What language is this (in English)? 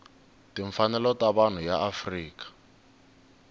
Tsonga